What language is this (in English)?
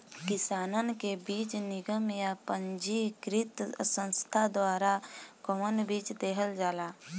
Bhojpuri